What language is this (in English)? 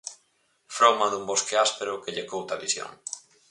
Galician